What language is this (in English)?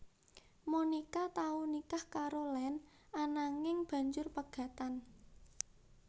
Javanese